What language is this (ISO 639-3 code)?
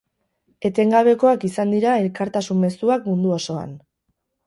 eus